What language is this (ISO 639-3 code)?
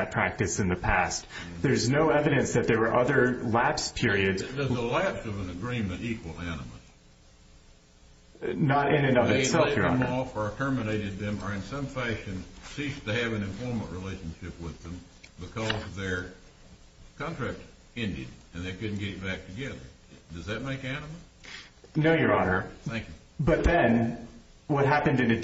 eng